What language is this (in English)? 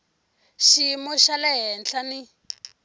Tsonga